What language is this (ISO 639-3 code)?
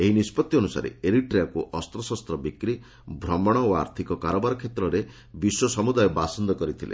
ori